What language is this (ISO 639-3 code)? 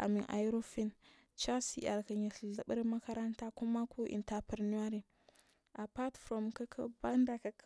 mfm